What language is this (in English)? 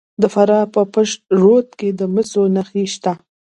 Pashto